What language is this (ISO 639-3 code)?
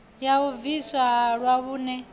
ven